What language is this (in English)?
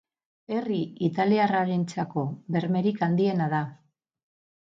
Basque